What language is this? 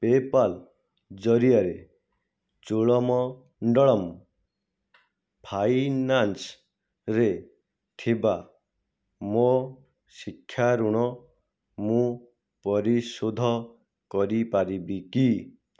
Odia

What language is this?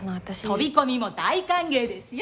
Japanese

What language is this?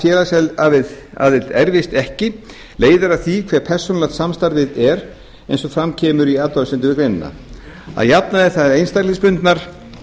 Icelandic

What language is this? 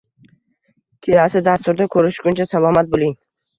Uzbek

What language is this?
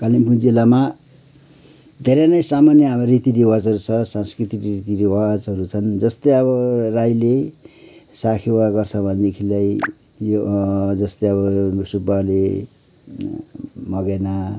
Nepali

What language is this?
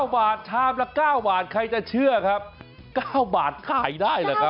Thai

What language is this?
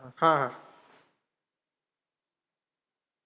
Marathi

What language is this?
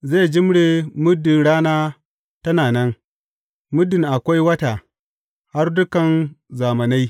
Hausa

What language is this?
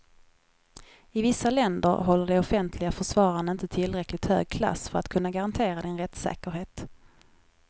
Swedish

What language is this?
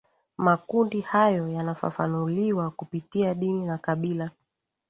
Swahili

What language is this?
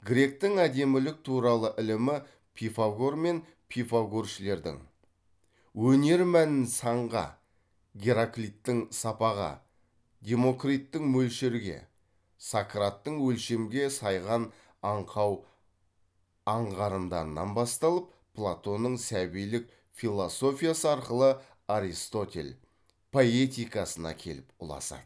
Kazakh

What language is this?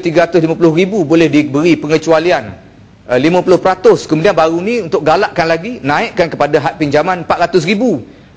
Malay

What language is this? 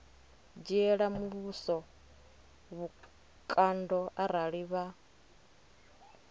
Venda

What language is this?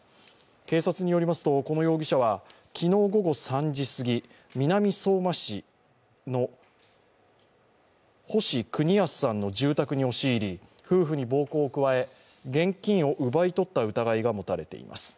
Japanese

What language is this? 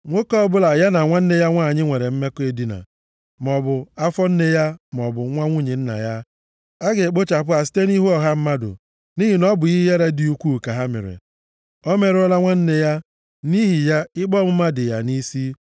Igbo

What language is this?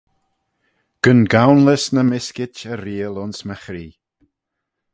Manx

